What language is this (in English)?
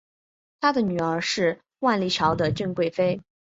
Chinese